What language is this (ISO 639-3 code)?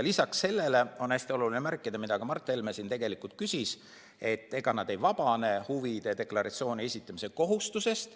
est